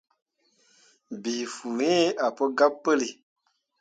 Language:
Mundang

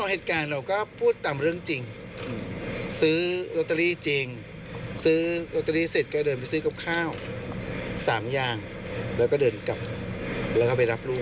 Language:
Thai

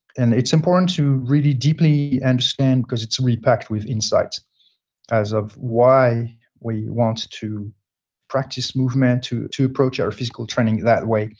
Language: English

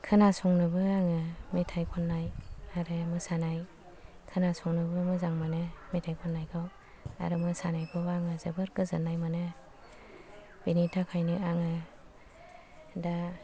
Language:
Bodo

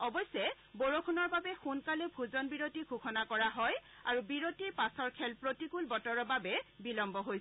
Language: Assamese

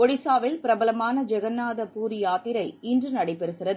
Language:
Tamil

